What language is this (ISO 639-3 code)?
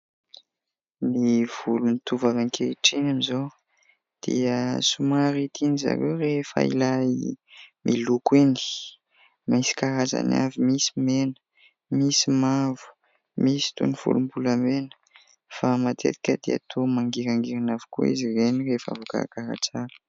mlg